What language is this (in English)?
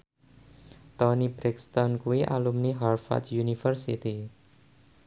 Javanese